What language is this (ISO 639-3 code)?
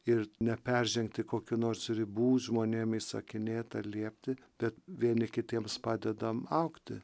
lit